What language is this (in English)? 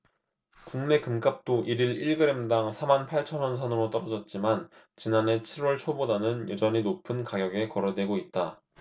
Korean